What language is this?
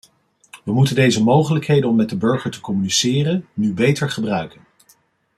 Dutch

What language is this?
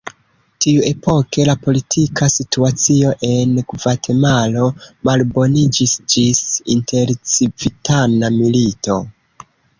Esperanto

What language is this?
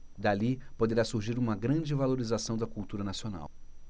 Portuguese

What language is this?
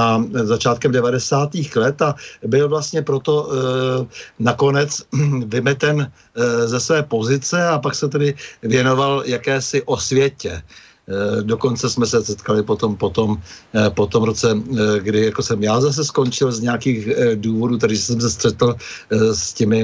Czech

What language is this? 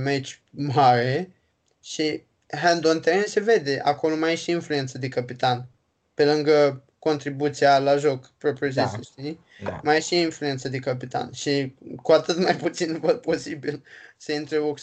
Romanian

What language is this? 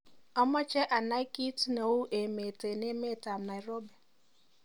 Kalenjin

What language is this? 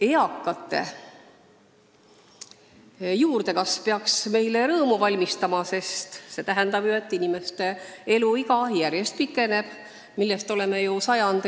Estonian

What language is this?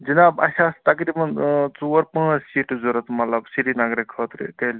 Kashmiri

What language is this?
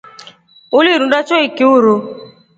Rombo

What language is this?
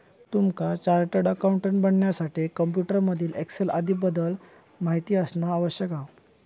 Marathi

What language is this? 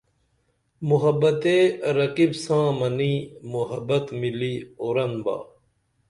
Dameli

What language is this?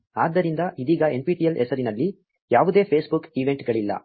Kannada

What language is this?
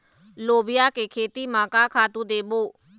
Chhattisgarhi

